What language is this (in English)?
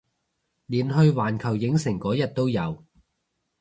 Cantonese